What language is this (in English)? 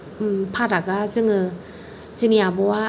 Bodo